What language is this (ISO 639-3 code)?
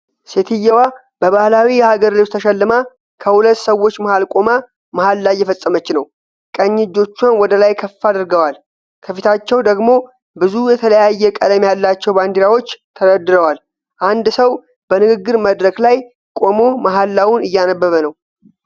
amh